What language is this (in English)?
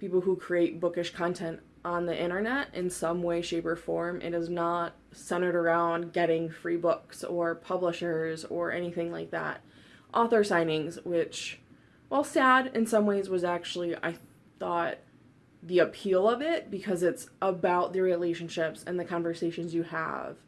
English